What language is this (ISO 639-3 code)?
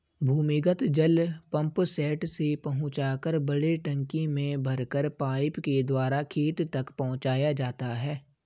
hin